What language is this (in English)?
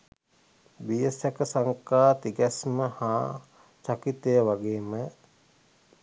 Sinhala